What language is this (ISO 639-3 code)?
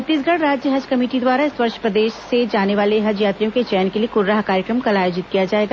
hin